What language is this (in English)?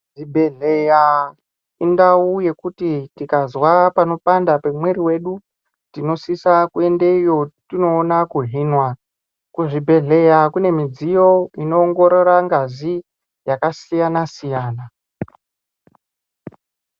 Ndau